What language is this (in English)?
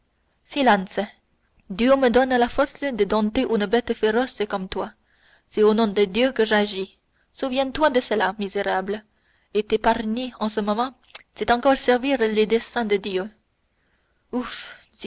French